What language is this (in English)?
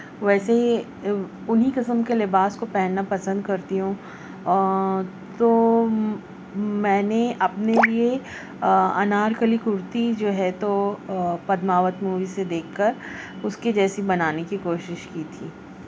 Urdu